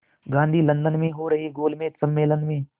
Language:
Hindi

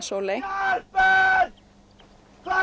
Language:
Icelandic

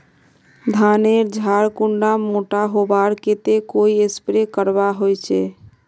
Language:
Magahi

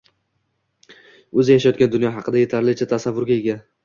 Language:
Uzbek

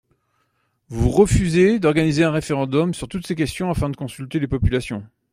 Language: French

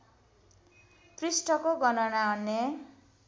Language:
Nepali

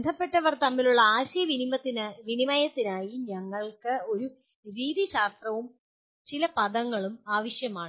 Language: Malayalam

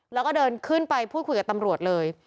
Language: Thai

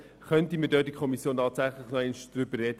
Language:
Swiss German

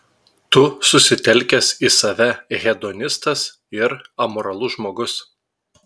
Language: Lithuanian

